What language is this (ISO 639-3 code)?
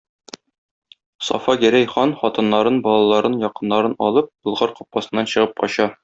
tat